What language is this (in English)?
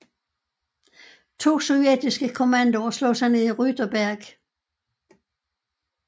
Danish